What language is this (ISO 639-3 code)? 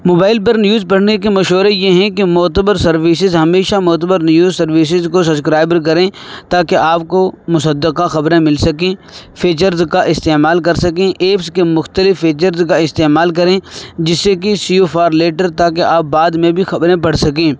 urd